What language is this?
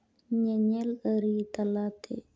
Santali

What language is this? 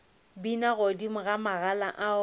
Northern Sotho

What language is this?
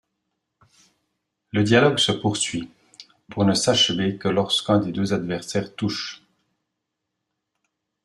French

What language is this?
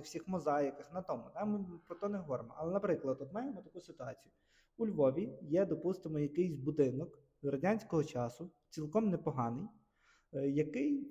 Ukrainian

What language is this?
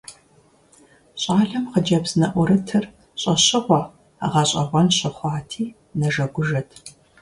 Kabardian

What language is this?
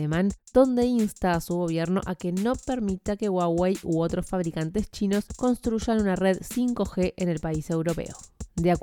Spanish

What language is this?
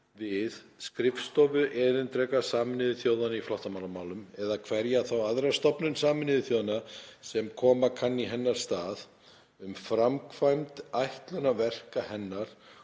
Icelandic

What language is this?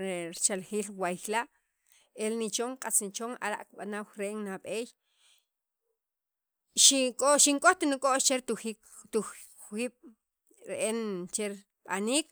Sacapulteco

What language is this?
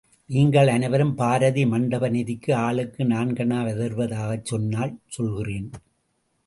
Tamil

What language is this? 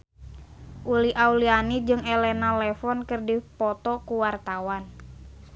Sundanese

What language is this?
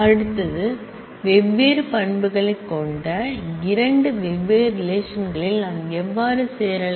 Tamil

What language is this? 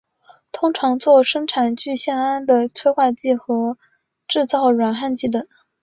Chinese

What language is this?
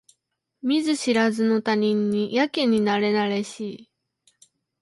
Japanese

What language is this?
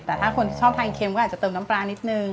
Thai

